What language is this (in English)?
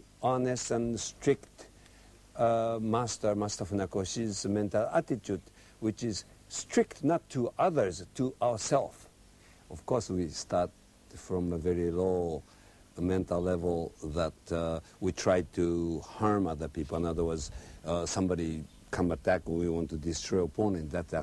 Hebrew